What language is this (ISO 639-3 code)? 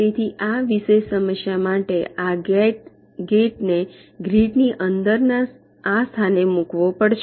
guj